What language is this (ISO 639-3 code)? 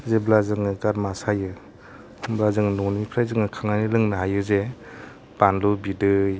brx